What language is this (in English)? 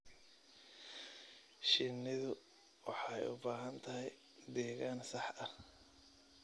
Somali